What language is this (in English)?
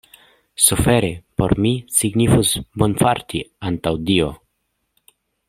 Esperanto